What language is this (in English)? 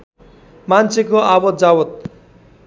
Nepali